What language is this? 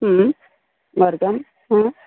Sanskrit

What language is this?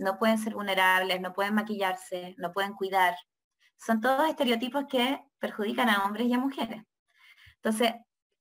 Spanish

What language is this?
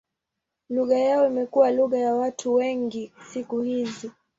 Swahili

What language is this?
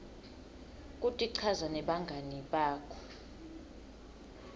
Swati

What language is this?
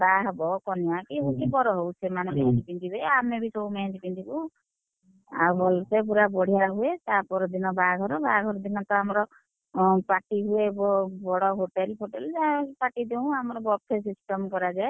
Odia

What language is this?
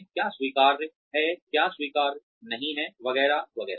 Hindi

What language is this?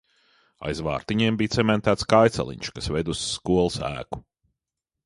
Latvian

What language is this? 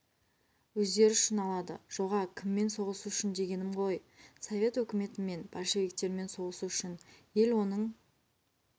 Kazakh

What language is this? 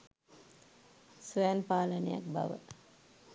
Sinhala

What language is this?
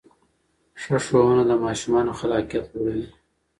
Pashto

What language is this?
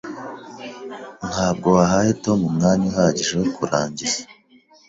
Kinyarwanda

